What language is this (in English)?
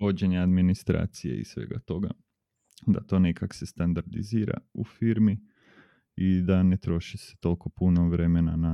Croatian